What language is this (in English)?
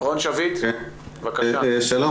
Hebrew